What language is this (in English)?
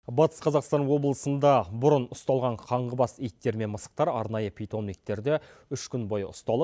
Kazakh